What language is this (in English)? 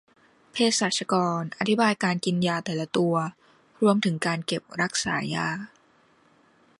Thai